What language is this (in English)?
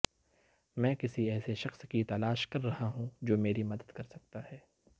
Urdu